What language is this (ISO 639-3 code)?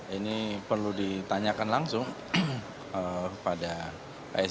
ind